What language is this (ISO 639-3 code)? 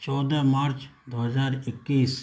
urd